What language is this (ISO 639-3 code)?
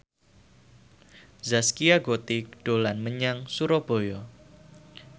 jav